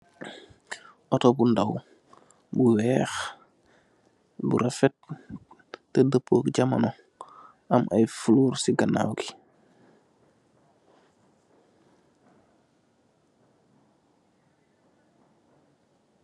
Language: Wolof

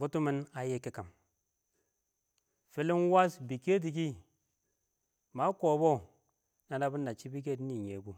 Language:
Awak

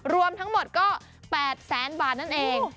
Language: Thai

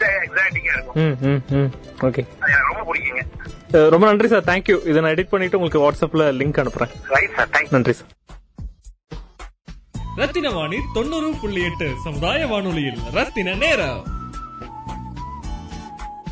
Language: Tamil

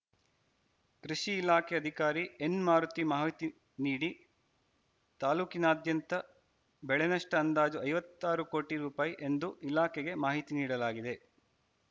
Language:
Kannada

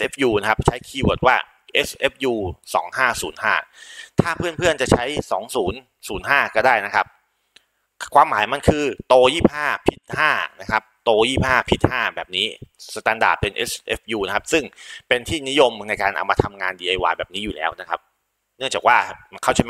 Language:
Thai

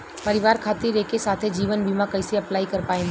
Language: Bhojpuri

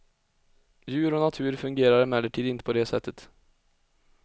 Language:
Swedish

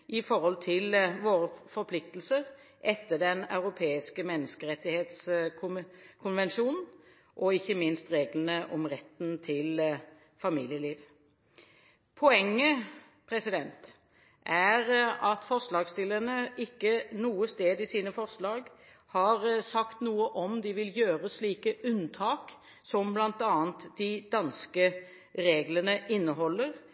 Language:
Norwegian Bokmål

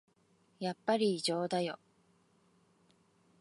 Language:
Japanese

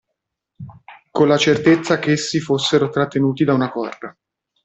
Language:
Italian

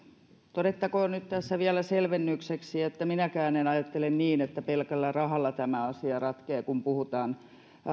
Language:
Finnish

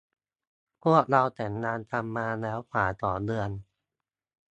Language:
Thai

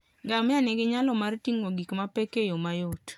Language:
Luo (Kenya and Tanzania)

